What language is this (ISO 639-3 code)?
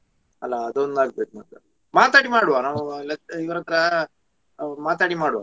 kan